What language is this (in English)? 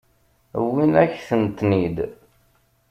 Kabyle